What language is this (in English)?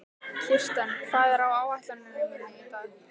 Icelandic